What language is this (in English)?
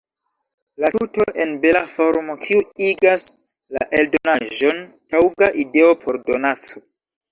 Esperanto